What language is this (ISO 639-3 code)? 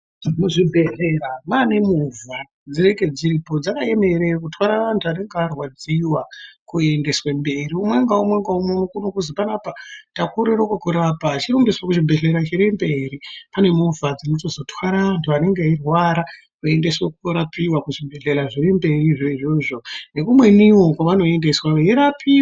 ndc